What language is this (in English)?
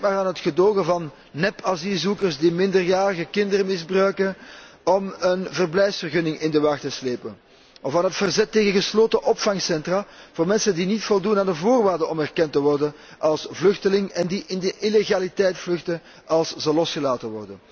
Dutch